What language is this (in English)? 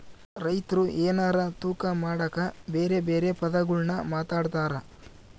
Kannada